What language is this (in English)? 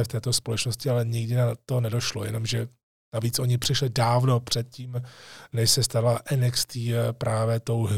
Czech